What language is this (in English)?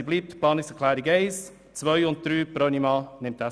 Swiss German